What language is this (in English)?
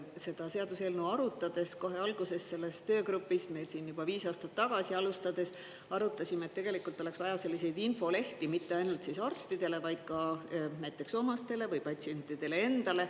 Estonian